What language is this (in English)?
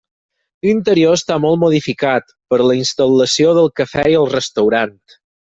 Catalan